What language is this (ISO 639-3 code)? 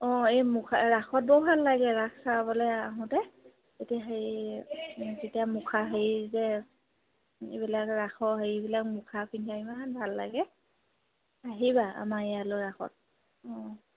asm